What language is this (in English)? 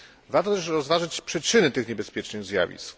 Polish